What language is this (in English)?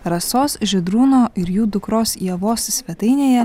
Lithuanian